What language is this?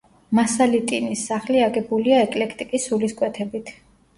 Georgian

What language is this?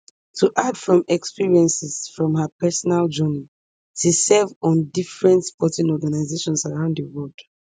Nigerian Pidgin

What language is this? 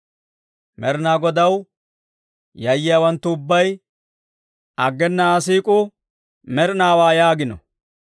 Dawro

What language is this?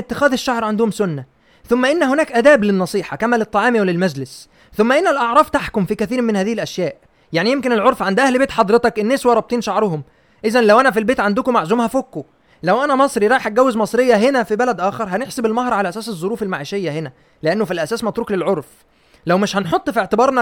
Arabic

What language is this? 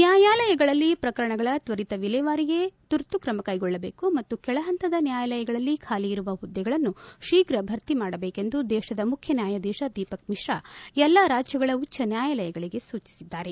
Kannada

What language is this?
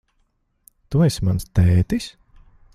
Latvian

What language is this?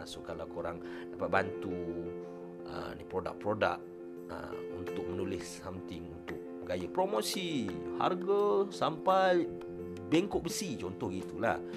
Malay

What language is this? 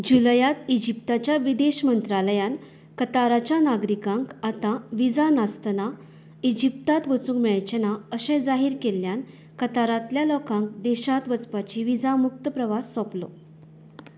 Konkani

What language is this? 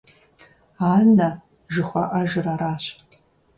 Kabardian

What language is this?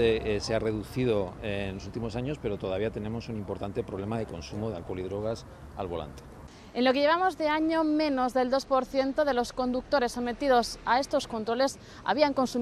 Spanish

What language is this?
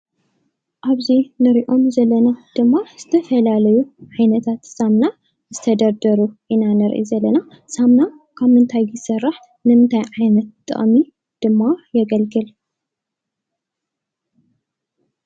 Tigrinya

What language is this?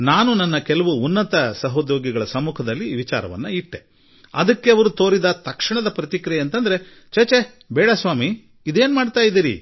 Kannada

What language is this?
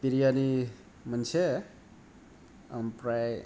Bodo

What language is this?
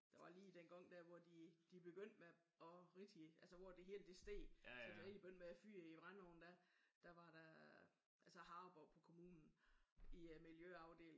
Danish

